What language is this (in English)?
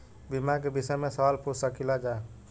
Bhojpuri